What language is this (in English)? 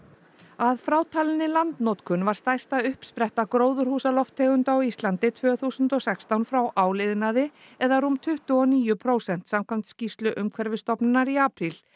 Icelandic